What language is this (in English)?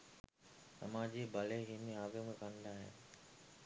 Sinhala